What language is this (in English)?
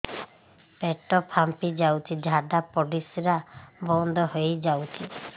Odia